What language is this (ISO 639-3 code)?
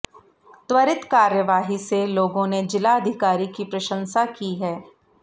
hin